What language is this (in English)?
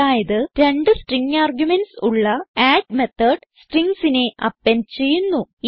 Malayalam